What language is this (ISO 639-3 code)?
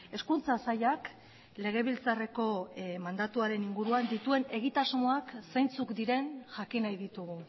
eus